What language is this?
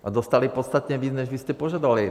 Czech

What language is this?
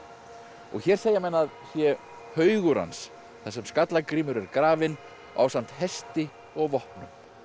Icelandic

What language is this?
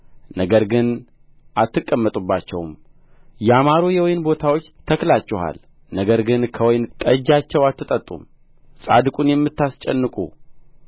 Amharic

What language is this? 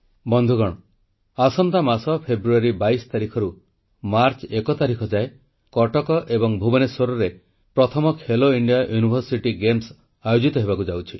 Odia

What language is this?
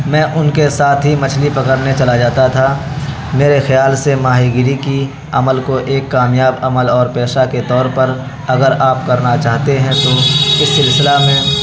Urdu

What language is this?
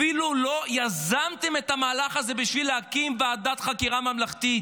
Hebrew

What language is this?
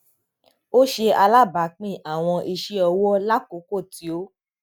Yoruba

